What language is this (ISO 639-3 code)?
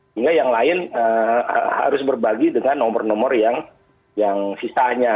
ind